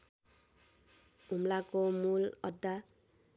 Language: Nepali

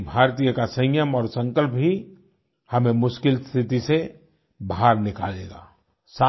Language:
Hindi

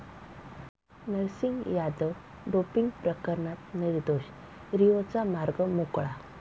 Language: Marathi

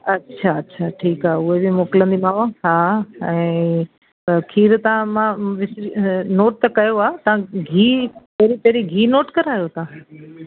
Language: Sindhi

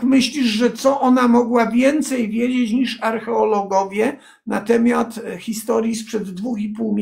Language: Polish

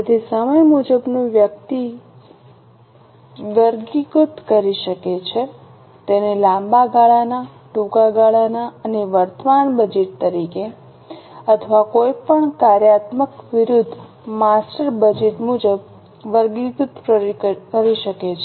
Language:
Gujarati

